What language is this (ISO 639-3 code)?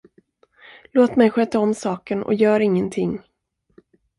swe